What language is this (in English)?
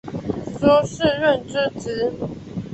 Chinese